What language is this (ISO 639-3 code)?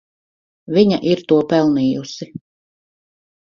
lav